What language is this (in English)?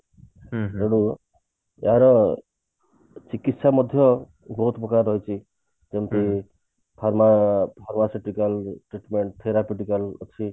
Odia